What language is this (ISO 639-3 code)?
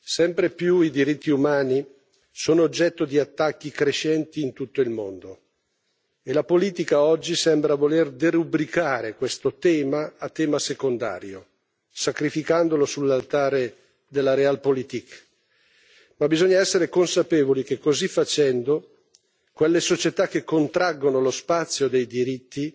ita